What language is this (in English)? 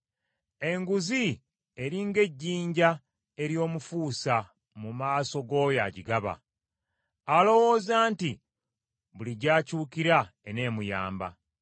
Ganda